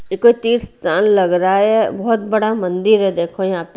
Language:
Hindi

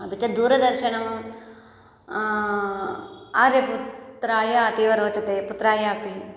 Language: Sanskrit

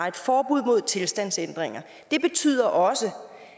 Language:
Danish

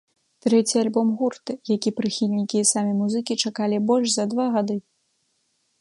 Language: Belarusian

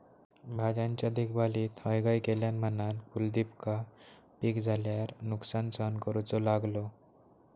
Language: Marathi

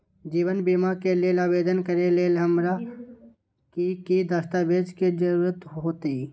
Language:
Magahi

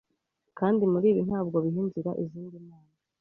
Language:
Kinyarwanda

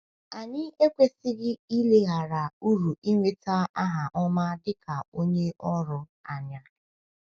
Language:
Igbo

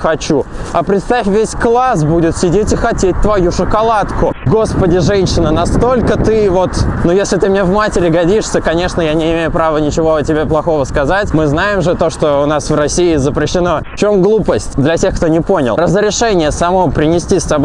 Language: Russian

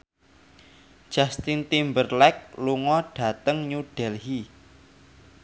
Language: Javanese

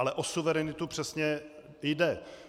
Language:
Czech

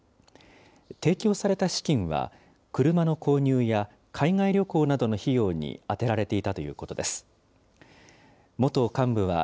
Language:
Japanese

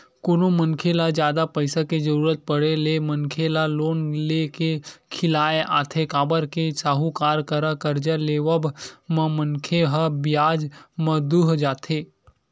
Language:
Chhattisgarhi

